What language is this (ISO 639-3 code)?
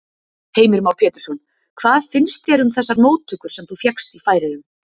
isl